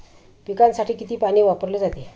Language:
Marathi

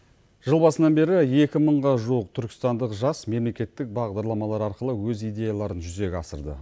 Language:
Kazakh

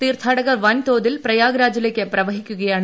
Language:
Malayalam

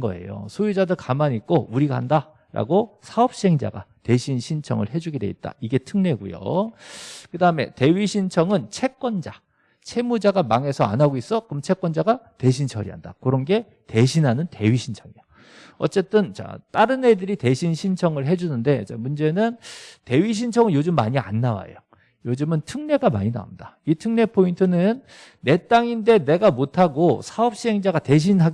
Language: Korean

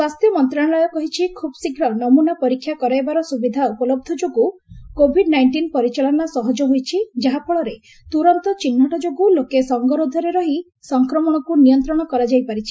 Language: Odia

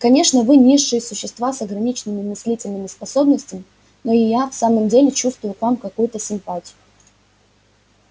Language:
Russian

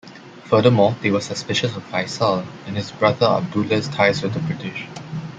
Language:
English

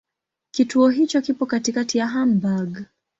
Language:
Swahili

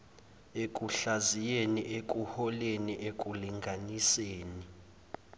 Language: Zulu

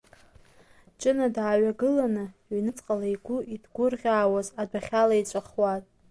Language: Abkhazian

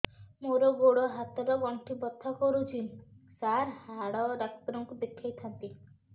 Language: Odia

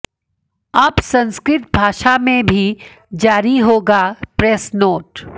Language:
Hindi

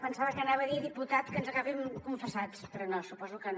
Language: Catalan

